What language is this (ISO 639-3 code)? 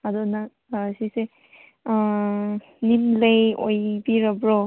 mni